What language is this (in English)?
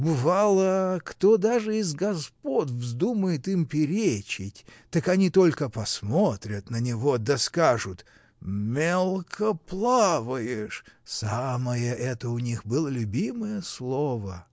Russian